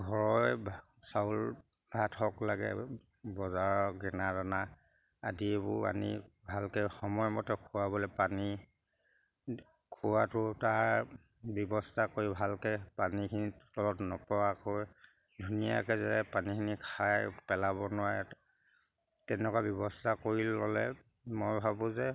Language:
Assamese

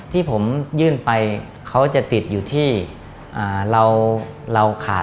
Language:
Thai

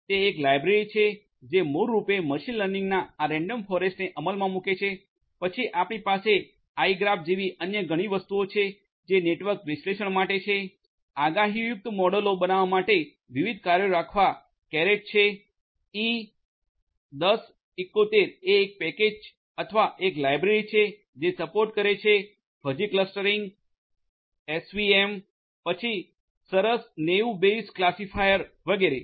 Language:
Gujarati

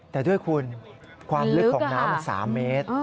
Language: Thai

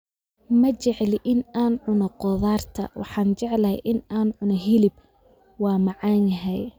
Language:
Somali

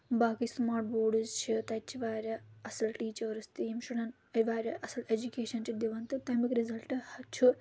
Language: Kashmiri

